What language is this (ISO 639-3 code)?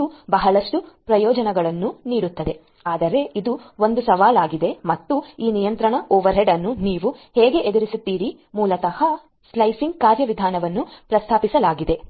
kan